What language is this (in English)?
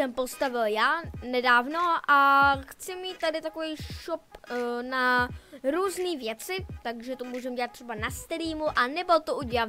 Czech